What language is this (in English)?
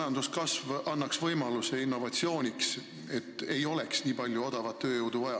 Estonian